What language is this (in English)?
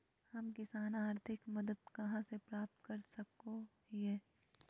Magahi